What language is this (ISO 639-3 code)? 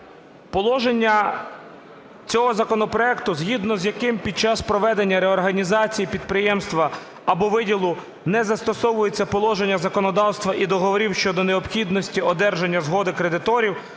ukr